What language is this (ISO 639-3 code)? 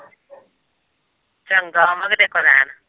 pan